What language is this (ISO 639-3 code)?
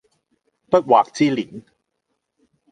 yue